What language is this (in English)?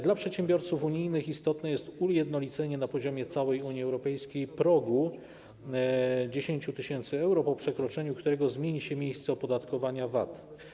Polish